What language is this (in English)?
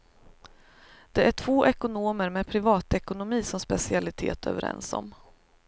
Swedish